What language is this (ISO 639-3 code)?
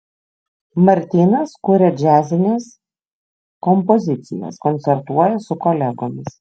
lit